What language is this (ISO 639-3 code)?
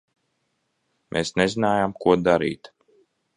lav